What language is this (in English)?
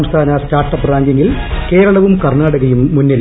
Malayalam